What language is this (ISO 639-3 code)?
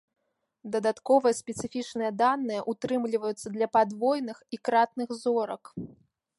bel